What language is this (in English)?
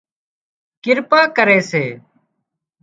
Wadiyara Koli